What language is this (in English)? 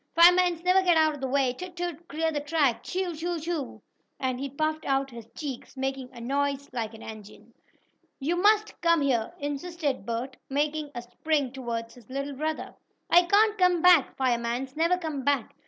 English